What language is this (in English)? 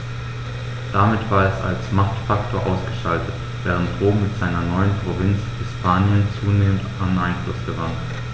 German